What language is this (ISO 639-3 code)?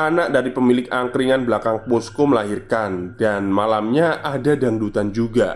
ind